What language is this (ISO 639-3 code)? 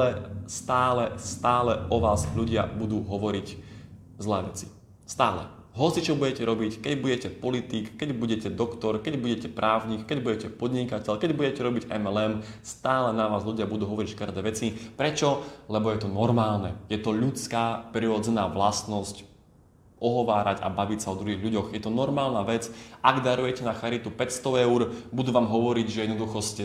slk